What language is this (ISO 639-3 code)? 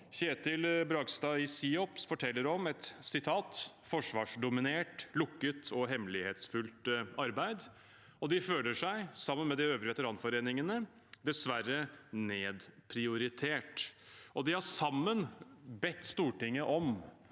nor